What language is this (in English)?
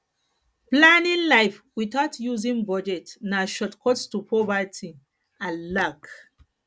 Nigerian Pidgin